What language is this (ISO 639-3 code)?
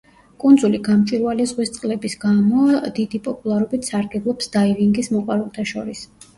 kat